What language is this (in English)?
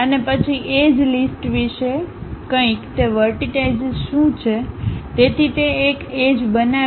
Gujarati